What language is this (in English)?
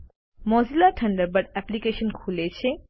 Gujarati